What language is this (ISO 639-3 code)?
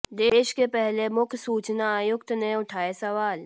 hin